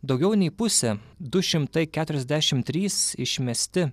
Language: Lithuanian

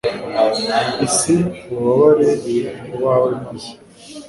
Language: Kinyarwanda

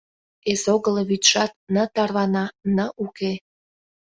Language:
Mari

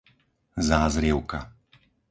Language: Slovak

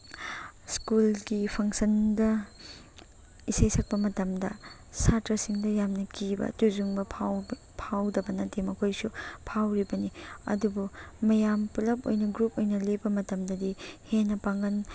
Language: Manipuri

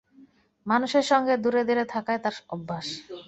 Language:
Bangla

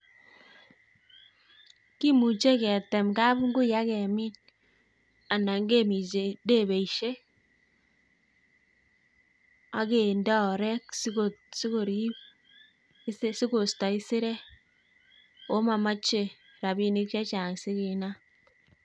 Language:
Kalenjin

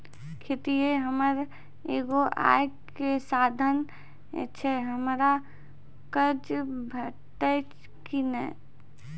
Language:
Maithili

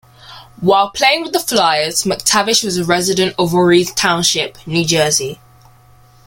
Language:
English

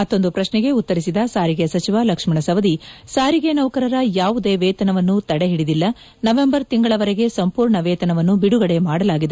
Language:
Kannada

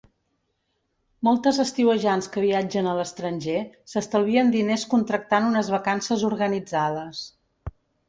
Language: Catalan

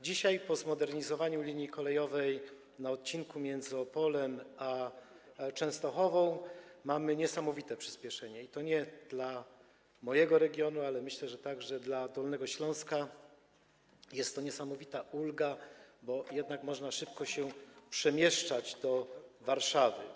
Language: Polish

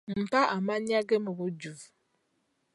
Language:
Ganda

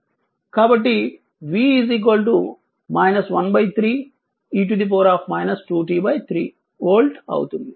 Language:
Telugu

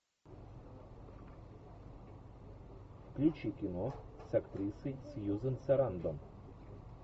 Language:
Russian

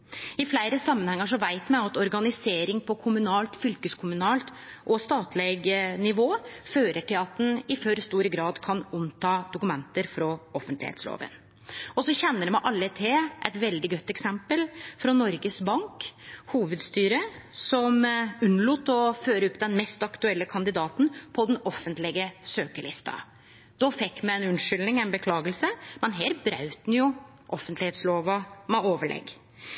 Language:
Norwegian Nynorsk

